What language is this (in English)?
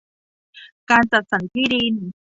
Thai